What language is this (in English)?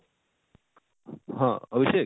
Odia